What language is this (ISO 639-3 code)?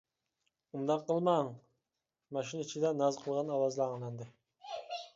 uig